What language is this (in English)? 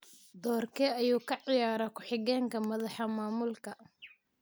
Somali